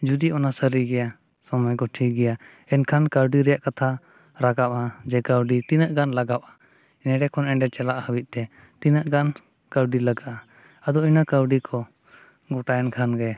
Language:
Santali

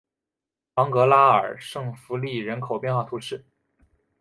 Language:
Chinese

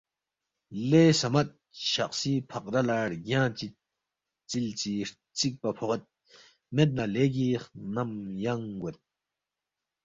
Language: Balti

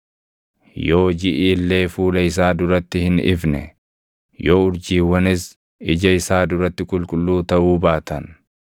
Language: Oromo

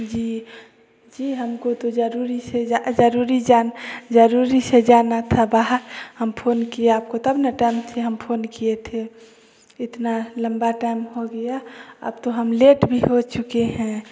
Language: Hindi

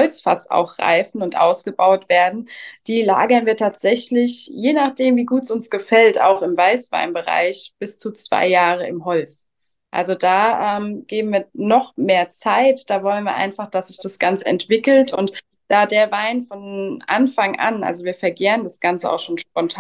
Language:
German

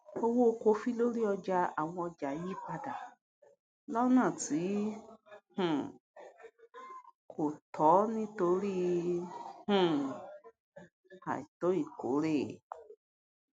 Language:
Yoruba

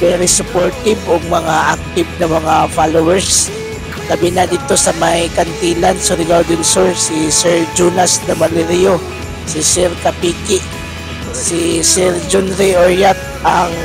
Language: Filipino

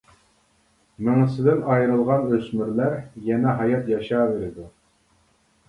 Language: Uyghur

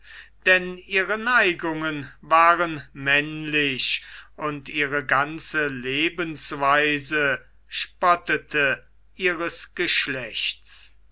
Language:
German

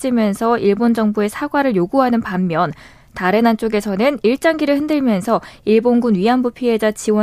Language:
Korean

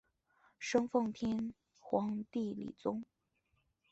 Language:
Chinese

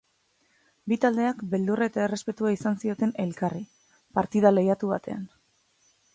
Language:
Basque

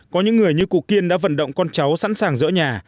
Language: Vietnamese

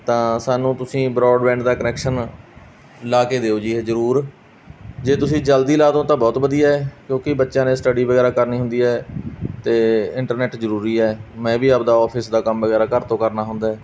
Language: Punjabi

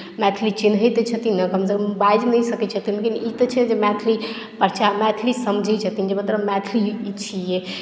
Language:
Maithili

